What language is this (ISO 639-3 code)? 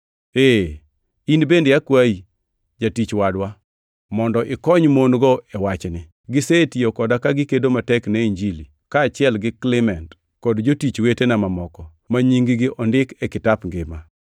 luo